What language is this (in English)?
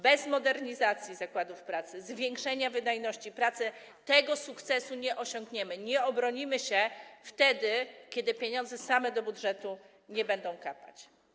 Polish